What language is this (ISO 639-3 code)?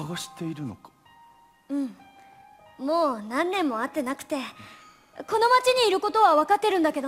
jpn